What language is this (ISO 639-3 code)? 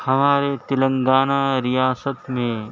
urd